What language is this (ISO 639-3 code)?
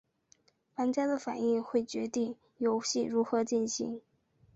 zho